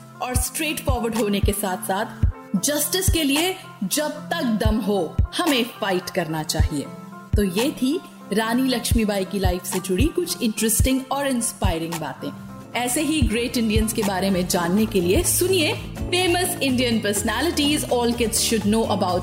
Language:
Hindi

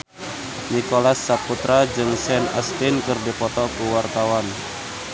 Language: Sundanese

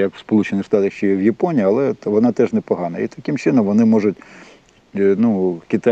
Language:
Ukrainian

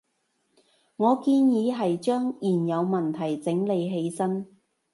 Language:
Cantonese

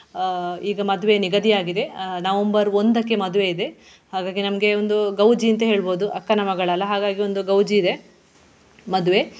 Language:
Kannada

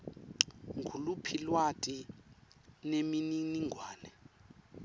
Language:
Swati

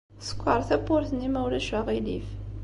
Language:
Kabyle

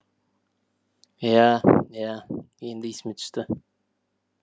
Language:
Kazakh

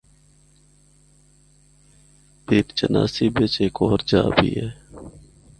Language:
Northern Hindko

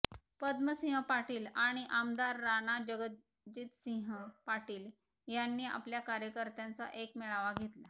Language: Marathi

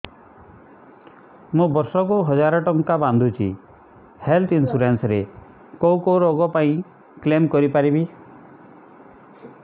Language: Odia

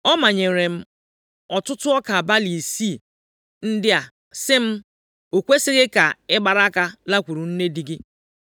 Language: Igbo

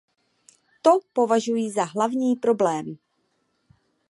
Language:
Czech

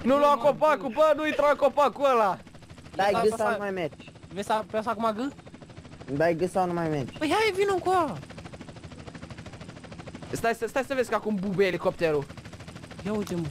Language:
Romanian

